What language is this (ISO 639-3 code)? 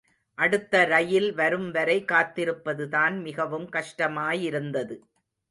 tam